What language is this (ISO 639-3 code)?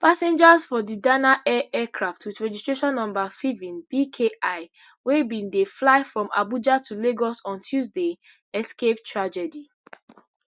pcm